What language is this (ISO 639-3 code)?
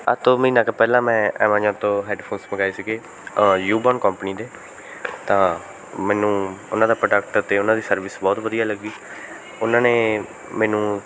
pan